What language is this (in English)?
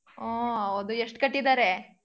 Kannada